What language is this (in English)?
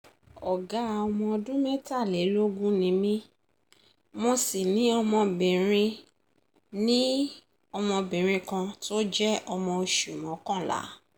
Yoruba